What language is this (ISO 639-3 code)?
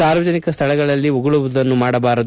kan